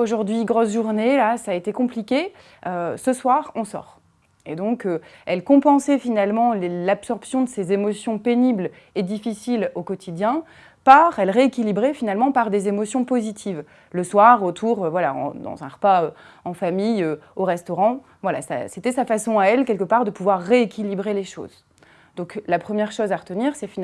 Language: French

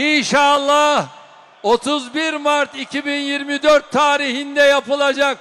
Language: Turkish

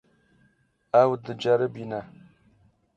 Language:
Kurdish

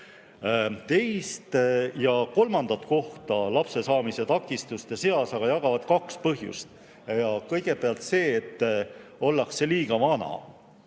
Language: Estonian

